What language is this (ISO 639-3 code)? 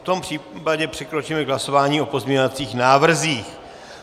ces